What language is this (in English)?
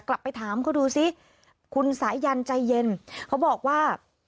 Thai